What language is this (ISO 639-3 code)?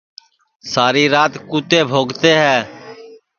ssi